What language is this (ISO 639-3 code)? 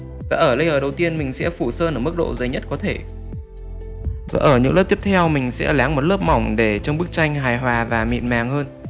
vie